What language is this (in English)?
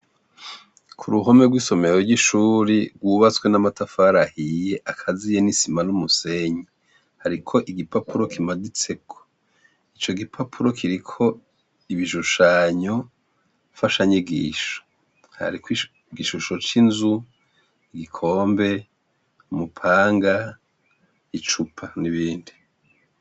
Rundi